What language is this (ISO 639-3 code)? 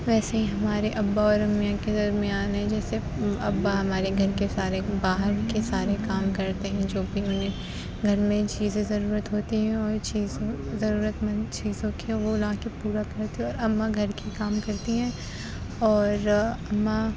urd